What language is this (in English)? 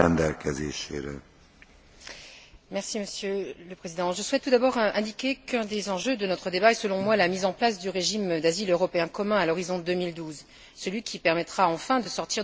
French